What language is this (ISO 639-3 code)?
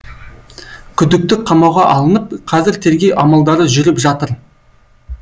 kaz